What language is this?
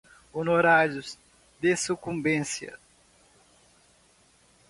Portuguese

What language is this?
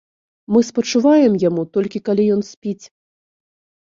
Belarusian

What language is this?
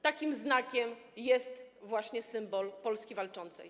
Polish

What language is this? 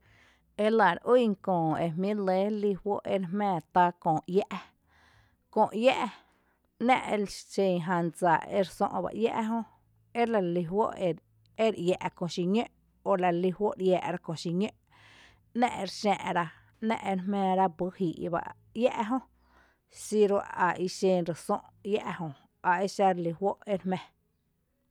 Tepinapa Chinantec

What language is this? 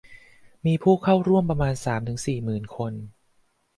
Thai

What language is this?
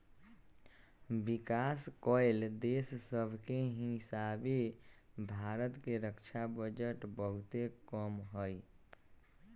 Magahi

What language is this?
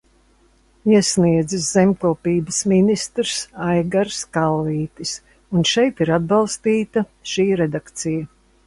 Latvian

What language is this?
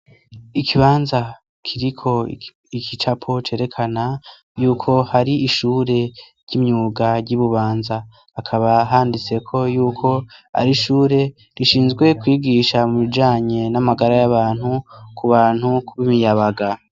Rundi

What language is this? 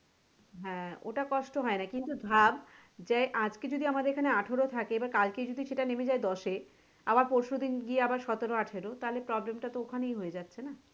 Bangla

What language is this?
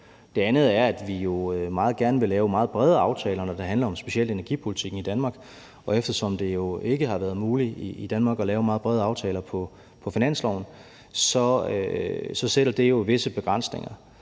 Danish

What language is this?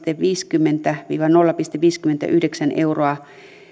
Finnish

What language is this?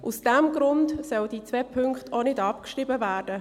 Swiss German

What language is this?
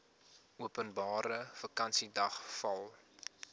Afrikaans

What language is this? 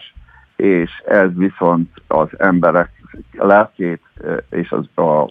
Hungarian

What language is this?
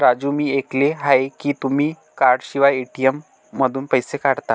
Marathi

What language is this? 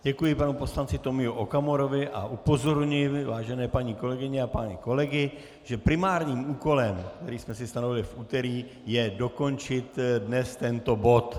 Czech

